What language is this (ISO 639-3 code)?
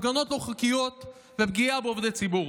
heb